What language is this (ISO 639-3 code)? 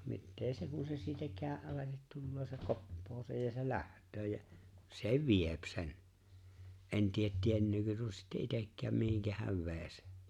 fin